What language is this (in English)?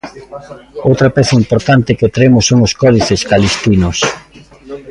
Galician